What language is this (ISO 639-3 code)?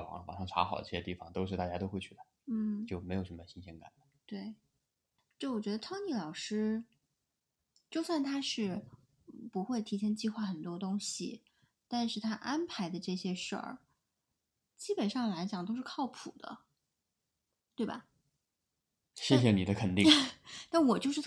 zho